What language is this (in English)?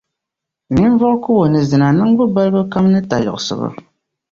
Dagbani